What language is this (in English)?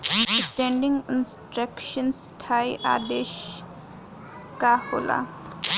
Bhojpuri